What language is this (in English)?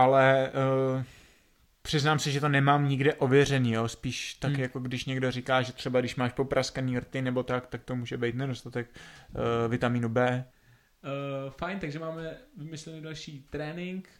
Czech